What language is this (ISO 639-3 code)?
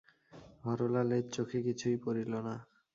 ben